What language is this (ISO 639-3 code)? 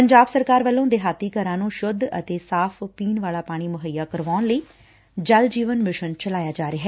pan